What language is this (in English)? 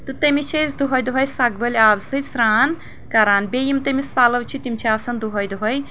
Kashmiri